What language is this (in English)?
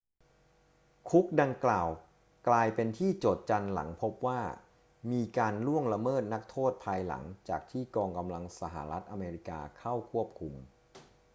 Thai